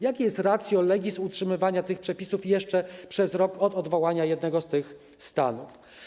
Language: Polish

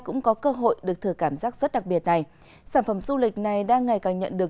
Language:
Vietnamese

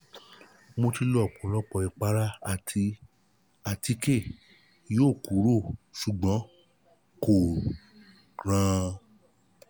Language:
Yoruba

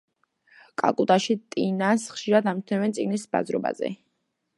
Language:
Georgian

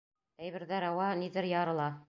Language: Bashkir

